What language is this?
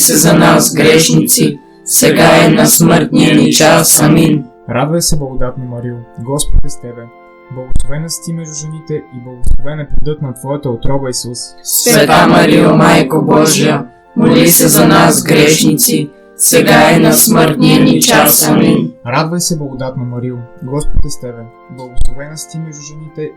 Bulgarian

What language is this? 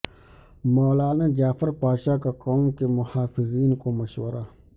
Urdu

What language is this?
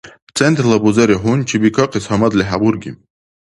Dargwa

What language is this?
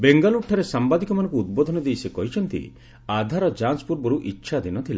Odia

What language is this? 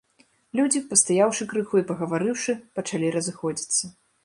Belarusian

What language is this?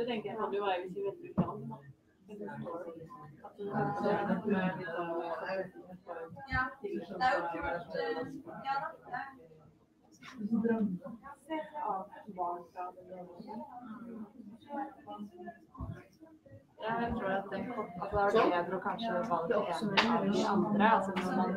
Norwegian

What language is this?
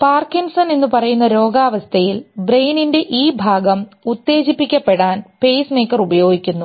Malayalam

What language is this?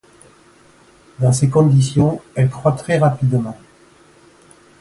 French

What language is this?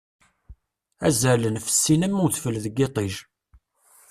Kabyle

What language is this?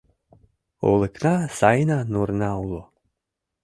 Mari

